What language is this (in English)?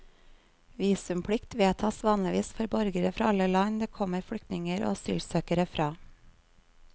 Norwegian